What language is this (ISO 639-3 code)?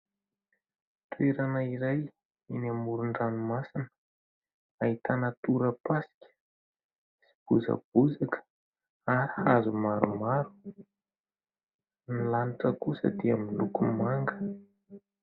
mlg